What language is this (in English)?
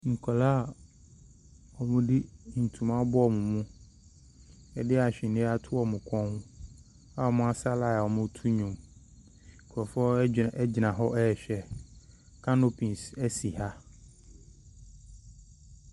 Akan